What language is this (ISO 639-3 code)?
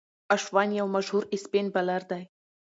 pus